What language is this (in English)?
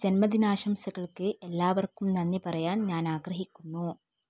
Malayalam